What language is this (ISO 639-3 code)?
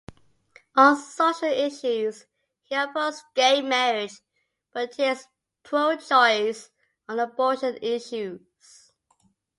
eng